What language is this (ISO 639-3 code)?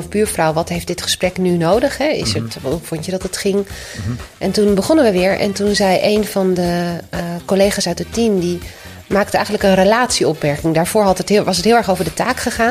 nld